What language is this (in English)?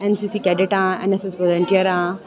Dogri